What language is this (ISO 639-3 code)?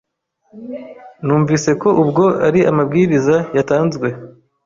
kin